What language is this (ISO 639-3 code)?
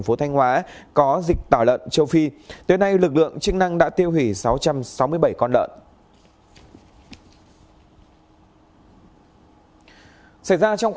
vie